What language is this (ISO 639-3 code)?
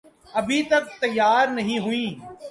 urd